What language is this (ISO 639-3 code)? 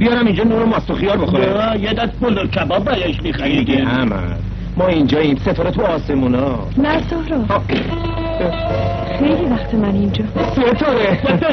fas